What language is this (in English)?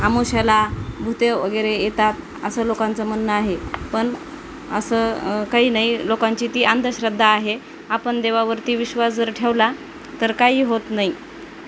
Marathi